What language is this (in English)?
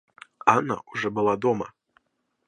Russian